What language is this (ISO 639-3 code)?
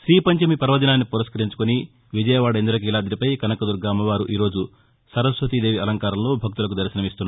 tel